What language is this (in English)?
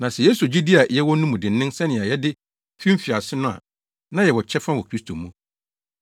Akan